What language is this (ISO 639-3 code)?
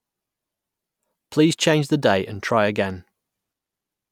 eng